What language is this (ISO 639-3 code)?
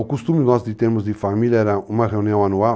por